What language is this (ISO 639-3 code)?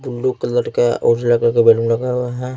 hin